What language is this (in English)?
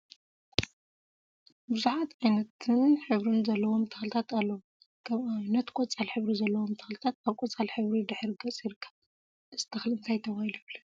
Tigrinya